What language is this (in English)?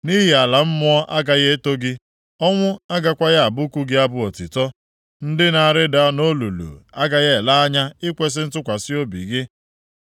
Igbo